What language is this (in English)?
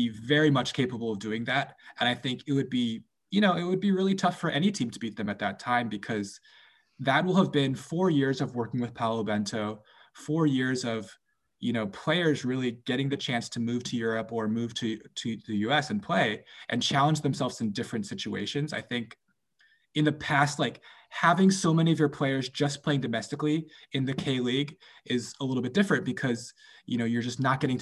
English